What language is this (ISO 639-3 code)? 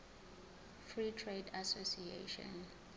zul